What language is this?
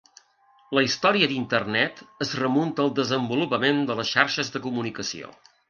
Catalan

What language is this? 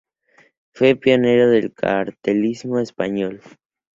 Spanish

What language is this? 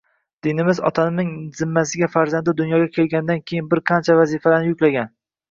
Uzbek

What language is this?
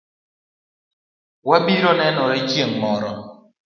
Luo (Kenya and Tanzania)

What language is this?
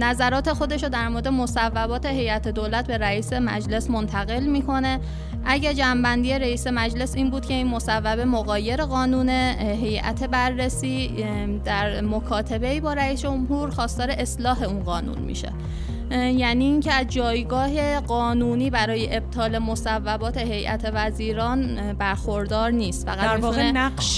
Persian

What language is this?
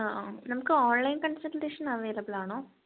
Malayalam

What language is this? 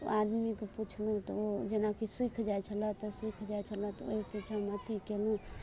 Maithili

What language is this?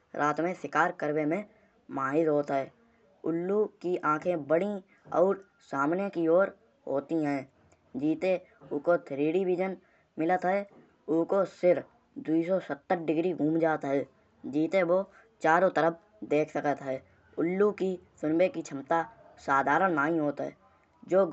Kanauji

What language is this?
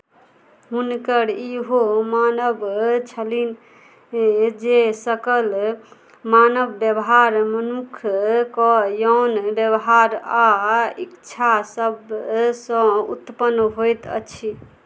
Maithili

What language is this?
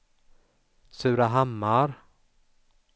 Swedish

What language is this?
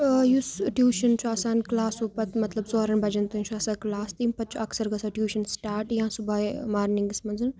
Kashmiri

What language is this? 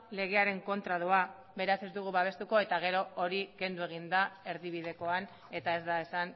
Basque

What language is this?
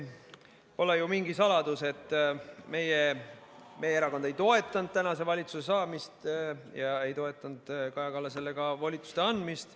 Estonian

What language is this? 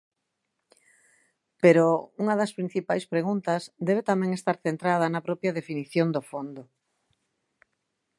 Galician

